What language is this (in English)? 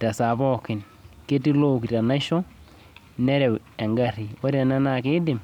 Masai